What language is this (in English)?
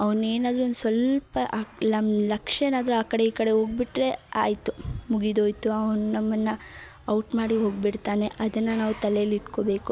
Kannada